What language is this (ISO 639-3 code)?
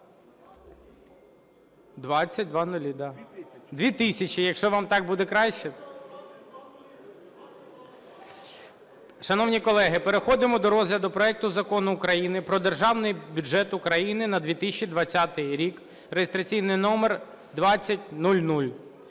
ukr